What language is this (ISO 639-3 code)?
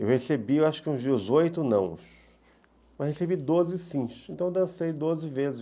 por